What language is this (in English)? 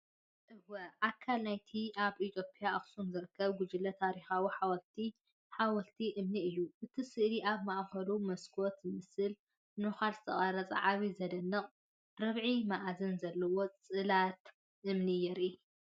Tigrinya